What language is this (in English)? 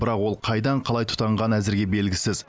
Kazakh